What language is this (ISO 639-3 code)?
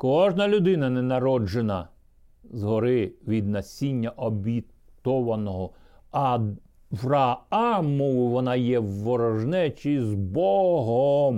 ukr